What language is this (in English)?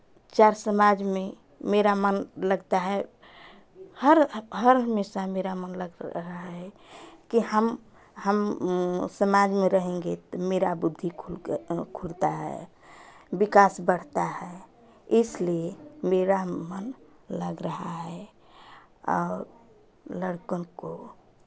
Hindi